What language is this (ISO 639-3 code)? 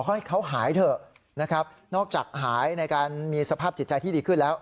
tha